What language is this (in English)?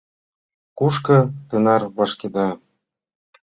Mari